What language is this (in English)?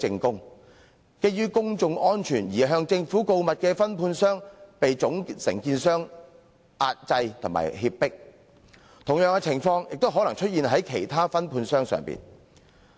Cantonese